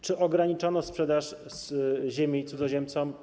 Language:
Polish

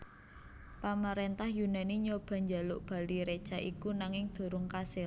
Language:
Javanese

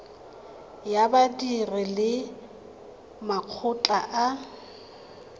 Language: Tswana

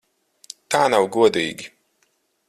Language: Latvian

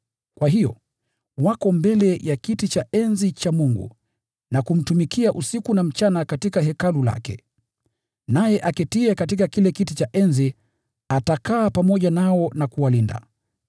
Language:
Swahili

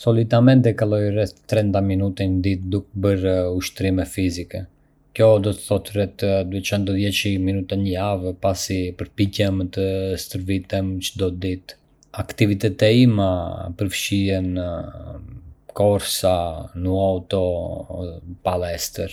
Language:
Arbëreshë Albanian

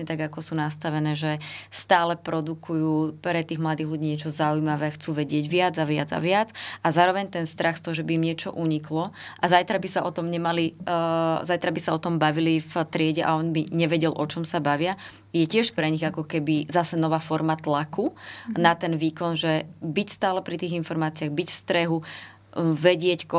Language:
Slovak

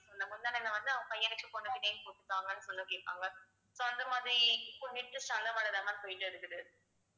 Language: Tamil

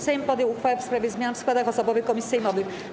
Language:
Polish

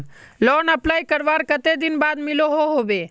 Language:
Magahi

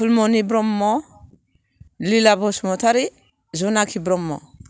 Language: Bodo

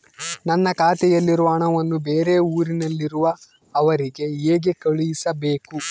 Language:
Kannada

